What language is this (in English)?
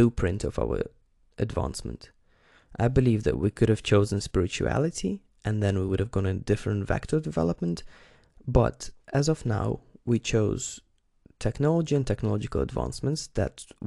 English